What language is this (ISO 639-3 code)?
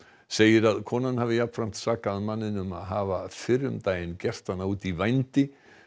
isl